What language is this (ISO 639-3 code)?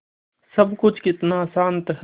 hin